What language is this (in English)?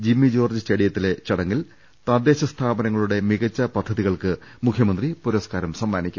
Malayalam